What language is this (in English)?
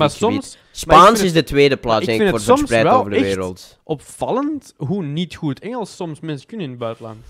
Dutch